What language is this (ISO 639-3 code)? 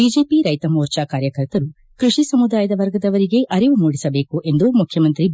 kan